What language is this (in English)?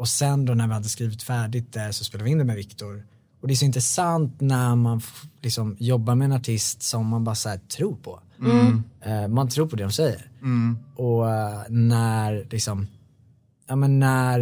Swedish